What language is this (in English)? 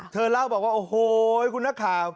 Thai